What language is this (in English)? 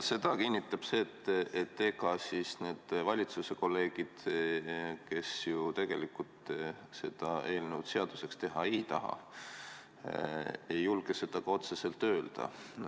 Estonian